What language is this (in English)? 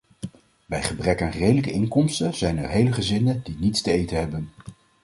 Dutch